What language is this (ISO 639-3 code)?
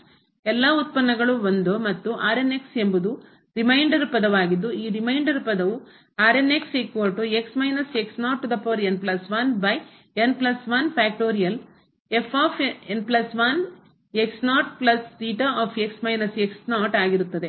kan